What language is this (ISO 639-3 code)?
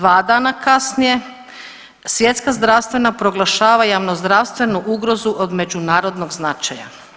hrv